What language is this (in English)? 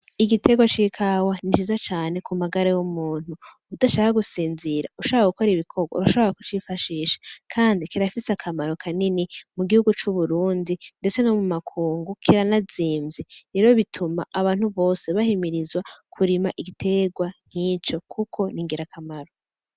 Rundi